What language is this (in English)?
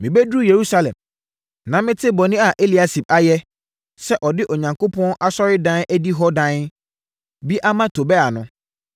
Akan